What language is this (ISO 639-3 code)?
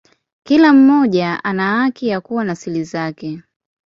swa